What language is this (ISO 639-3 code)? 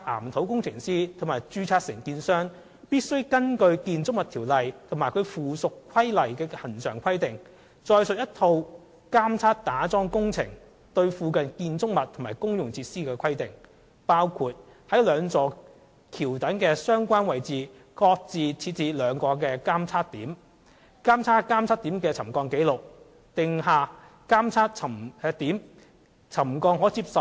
yue